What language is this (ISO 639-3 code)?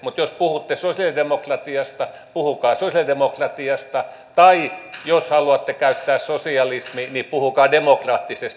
fin